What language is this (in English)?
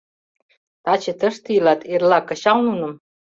Mari